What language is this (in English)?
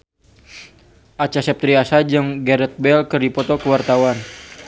Sundanese